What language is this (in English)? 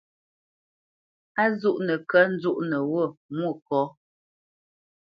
Bamenyam